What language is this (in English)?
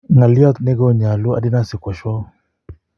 Kalenjin